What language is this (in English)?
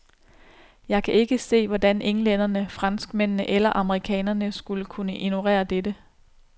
Danish